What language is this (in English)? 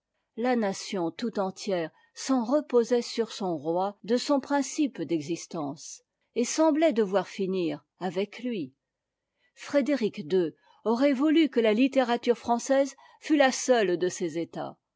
French